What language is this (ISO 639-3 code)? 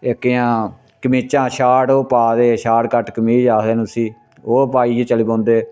doi